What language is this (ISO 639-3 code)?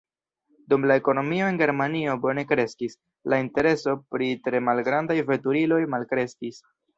epo